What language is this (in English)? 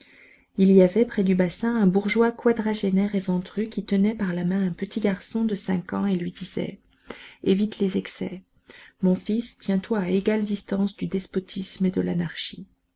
French